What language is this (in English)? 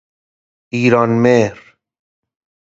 Persian